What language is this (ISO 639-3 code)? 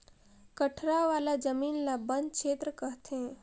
hne